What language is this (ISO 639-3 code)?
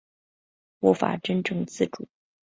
zho